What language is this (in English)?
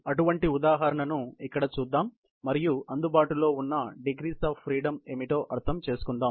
Telugu